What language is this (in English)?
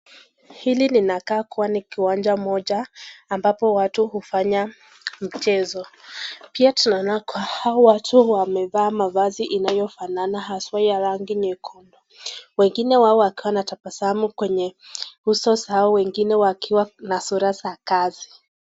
Swahili